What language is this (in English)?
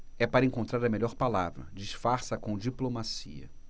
Portuguese